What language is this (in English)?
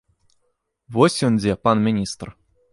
Belarusian